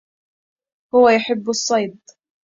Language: Arabic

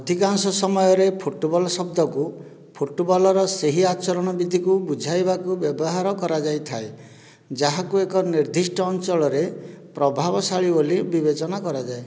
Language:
Odia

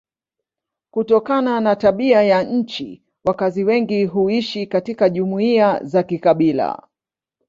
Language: Swahili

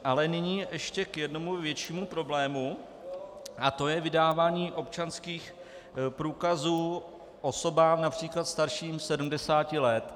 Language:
Czech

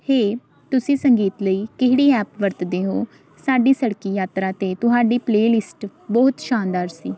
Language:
Punjabi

